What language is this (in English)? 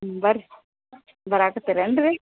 Kannada